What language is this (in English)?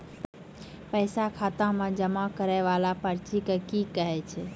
Maithili